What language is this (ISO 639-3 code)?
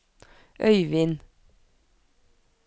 nor